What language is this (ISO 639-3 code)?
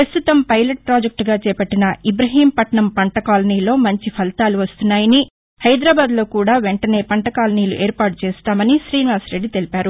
tel